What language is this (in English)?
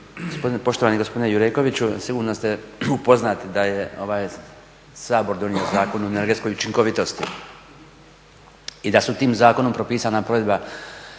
Croatian